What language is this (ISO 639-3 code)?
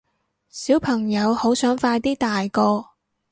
yue